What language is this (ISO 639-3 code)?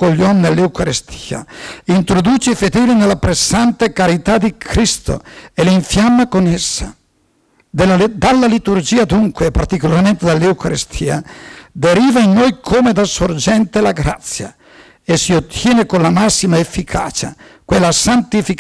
ita